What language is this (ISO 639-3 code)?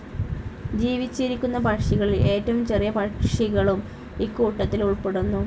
mal